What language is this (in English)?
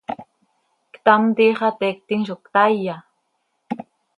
Seri